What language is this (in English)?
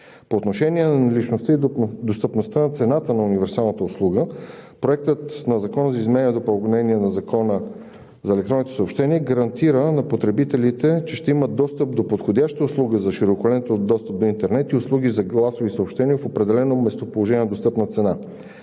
Bulgarian